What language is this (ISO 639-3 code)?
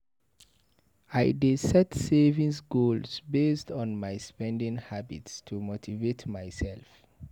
pcm